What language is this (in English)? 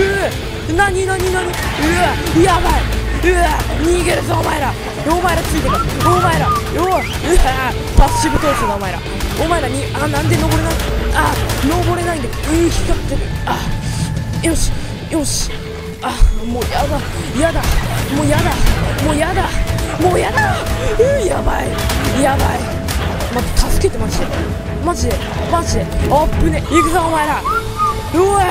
Japanese